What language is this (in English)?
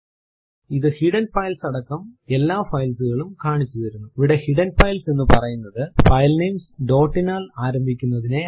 Malayalam